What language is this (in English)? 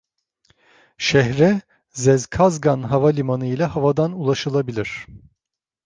Turkish